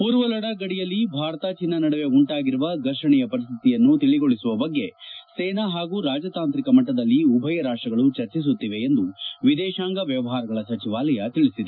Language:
Kannada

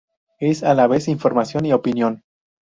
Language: Spanish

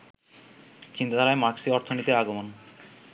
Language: Bangla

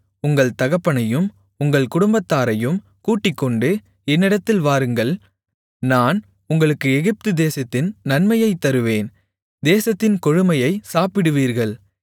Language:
Tamil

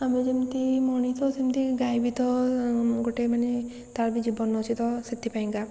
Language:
Odia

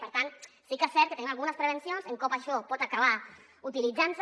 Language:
Catalan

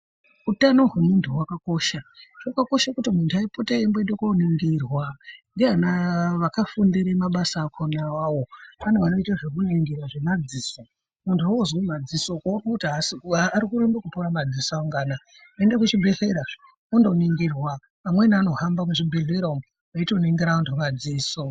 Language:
Ndau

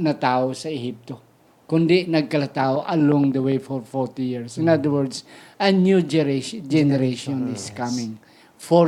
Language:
Filipino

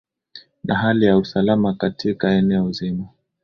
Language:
Swahili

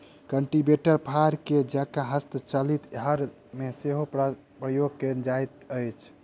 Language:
Maithili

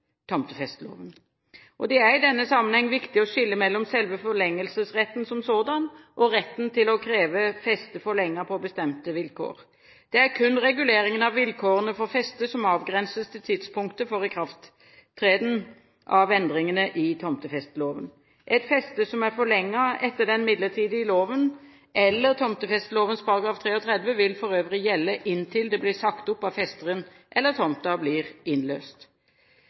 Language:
Norwegian Bokmål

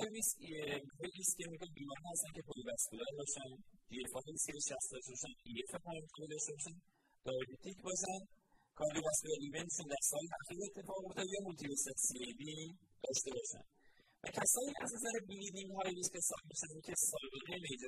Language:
Persian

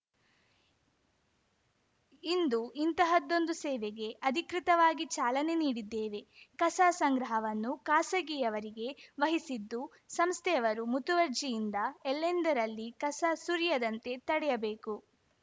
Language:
Kannada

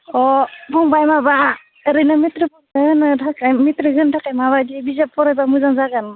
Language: Bodo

